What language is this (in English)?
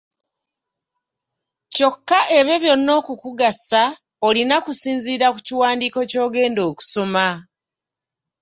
Ganda